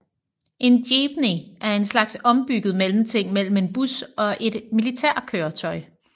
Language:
Danish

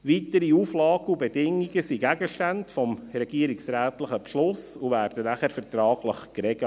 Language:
Swiss German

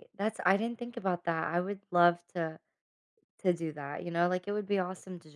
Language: English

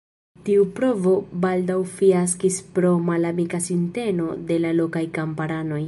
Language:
Esperanto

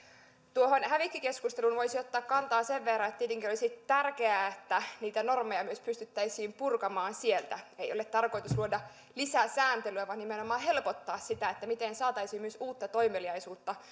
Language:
Finnish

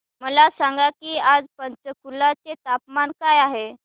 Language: Marathi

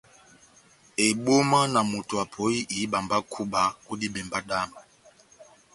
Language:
Batanga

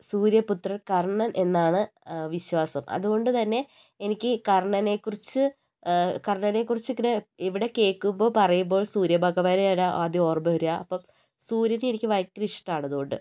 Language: Malayalam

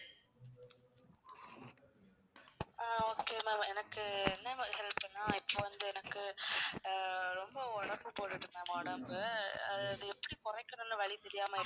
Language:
Tamil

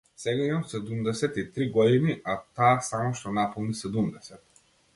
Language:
Macedonian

